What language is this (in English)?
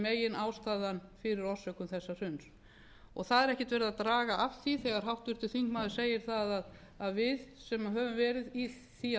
Icelandic